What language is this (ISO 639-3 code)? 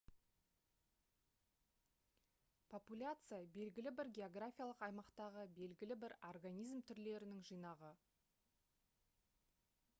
kaz